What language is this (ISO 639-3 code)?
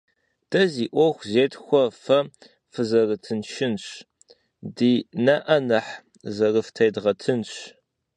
kbd